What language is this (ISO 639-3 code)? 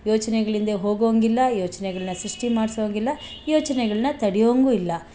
kan